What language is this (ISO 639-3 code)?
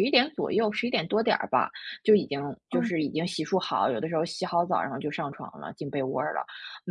zho